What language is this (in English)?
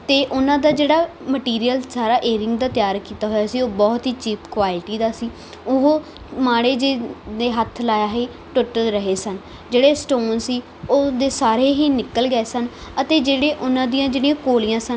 Punjabi